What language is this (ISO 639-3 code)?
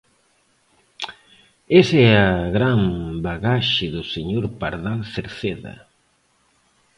glg